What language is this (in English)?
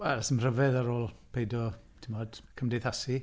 Welsh